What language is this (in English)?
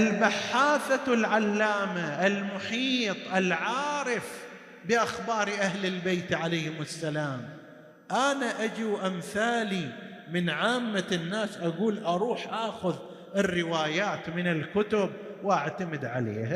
Arabic